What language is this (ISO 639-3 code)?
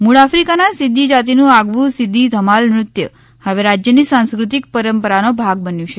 guj